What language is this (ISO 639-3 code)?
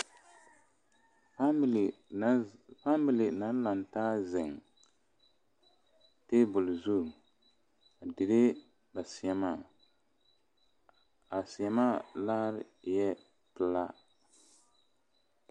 dga